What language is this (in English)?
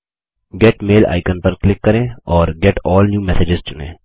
Hindi